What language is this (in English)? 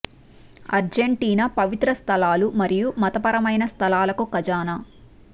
Telugu